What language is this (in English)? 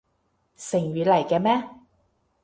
Cantonese